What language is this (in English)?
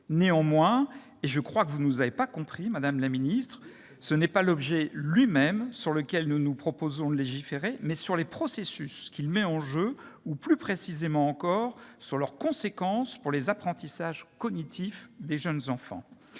French